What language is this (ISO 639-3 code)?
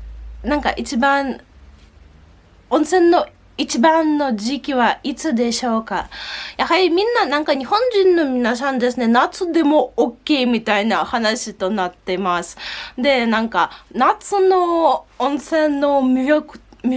jpn